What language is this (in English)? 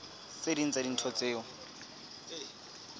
Southern Sotho